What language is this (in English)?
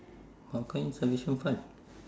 English